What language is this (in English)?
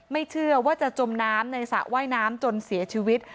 Thai